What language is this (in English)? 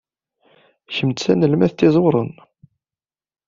Kabyle